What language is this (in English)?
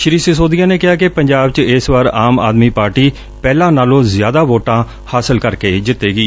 Punjabi